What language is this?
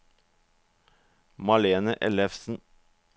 Norwegian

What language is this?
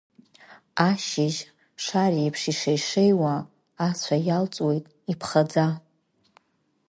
Abkhazian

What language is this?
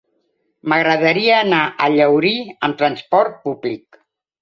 Catalan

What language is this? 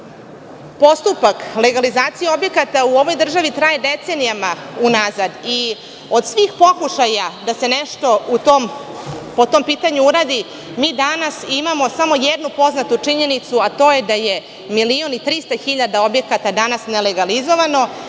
Serbian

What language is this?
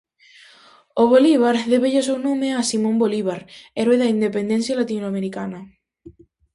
Galician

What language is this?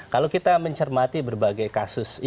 Indonesian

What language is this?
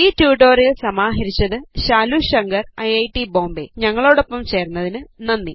Malayalam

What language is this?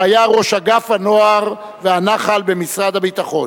Hebrew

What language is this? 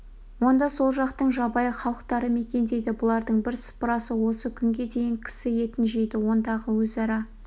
Kazakh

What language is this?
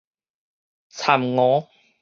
Min Nan Chinese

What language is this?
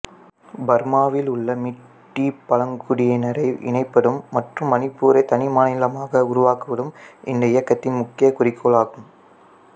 Tamil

